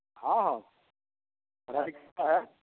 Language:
Maithili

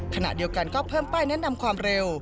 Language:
Thai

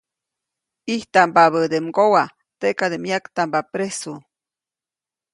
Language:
Copainalá Zoque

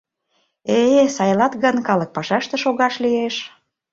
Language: Mari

